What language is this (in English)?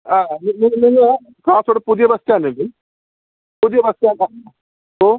Malayalam